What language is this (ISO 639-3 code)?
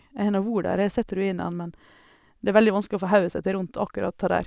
nor